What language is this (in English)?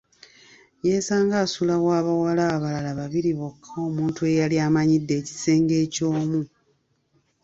Ganda